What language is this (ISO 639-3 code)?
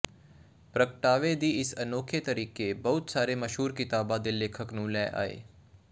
pan